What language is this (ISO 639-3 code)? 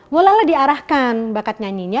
ind